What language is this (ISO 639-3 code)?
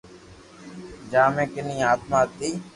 lrk